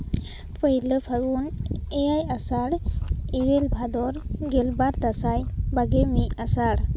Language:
Santali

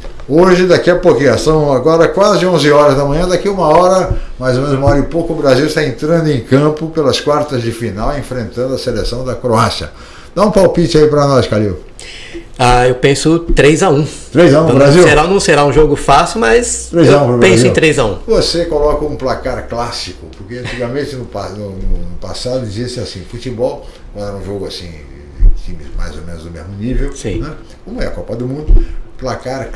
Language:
Portuguese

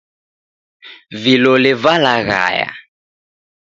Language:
Taita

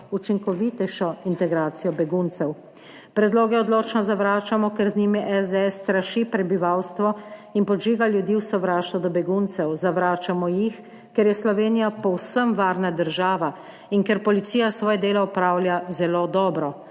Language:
Slovenian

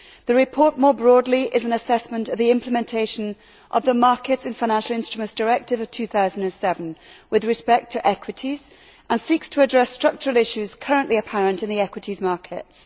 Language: English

